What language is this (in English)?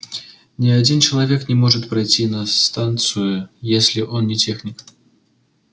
Russian